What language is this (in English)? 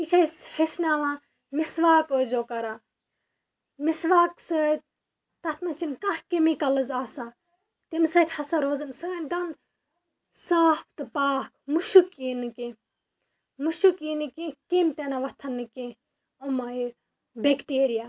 Kashmiri